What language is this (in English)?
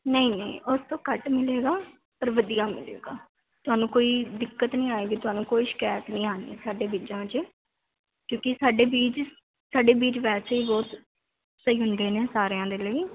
Punjabi